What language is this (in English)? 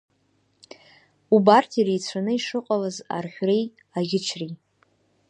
Abkhazian